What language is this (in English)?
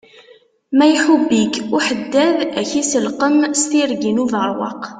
Kabyle